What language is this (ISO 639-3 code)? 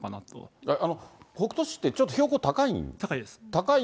jpn